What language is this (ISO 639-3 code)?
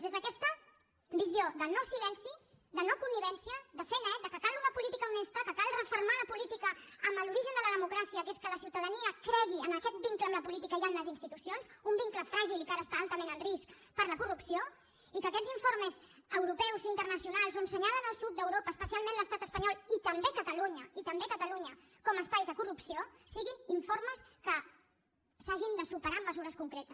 cat